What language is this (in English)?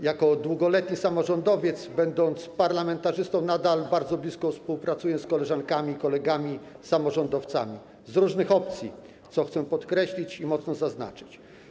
Polish